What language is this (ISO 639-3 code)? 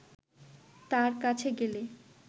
ben